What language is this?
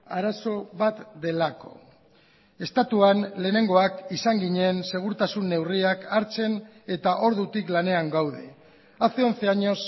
Basque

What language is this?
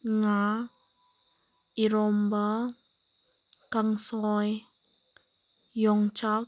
Manipuri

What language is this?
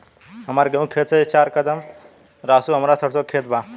Bhojpuri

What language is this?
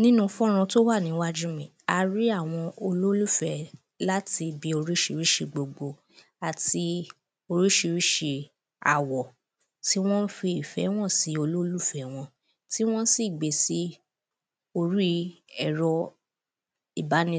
Yoruba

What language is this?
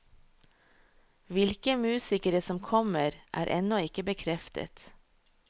Norwegian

